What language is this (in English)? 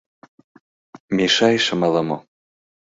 Mari